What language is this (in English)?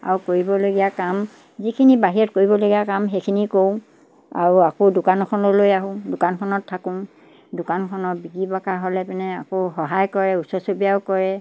Assamese